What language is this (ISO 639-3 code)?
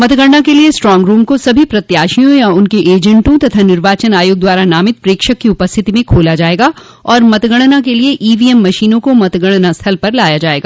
hin